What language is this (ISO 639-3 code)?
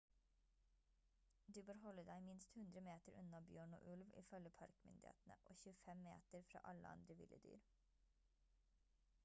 nob